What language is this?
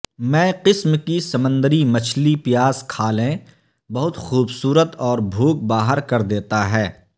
Urdu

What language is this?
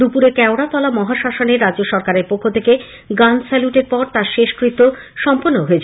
Bangla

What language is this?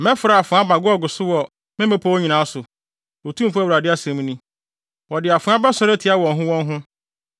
Akan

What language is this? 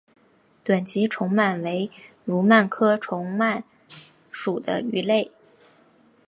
Chinese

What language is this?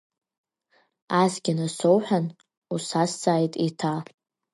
Abkhazian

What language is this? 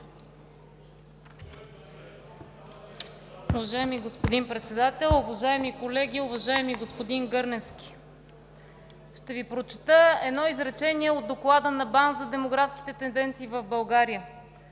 Bulgarian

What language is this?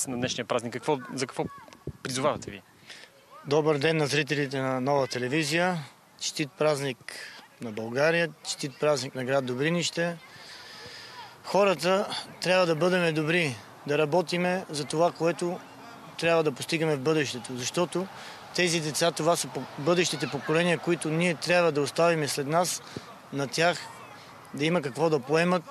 Bulgarian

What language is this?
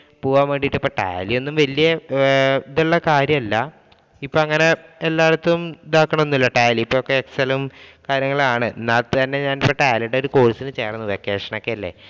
Malayalam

